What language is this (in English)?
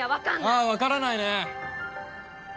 Japanese